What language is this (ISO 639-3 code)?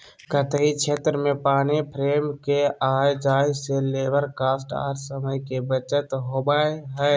mag